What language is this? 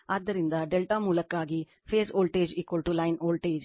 Kannada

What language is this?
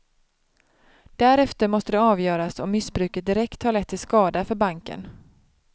Swedish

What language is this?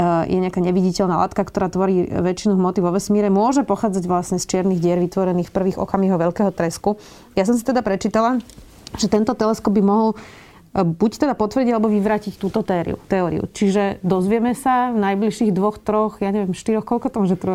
Slovak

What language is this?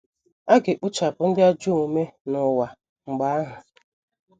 Igbo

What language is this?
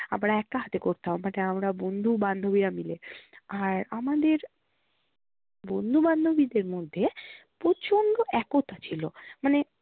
Bangla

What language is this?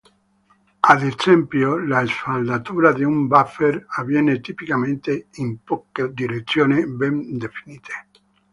Italian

